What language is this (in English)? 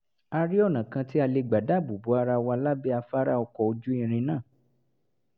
Yoruba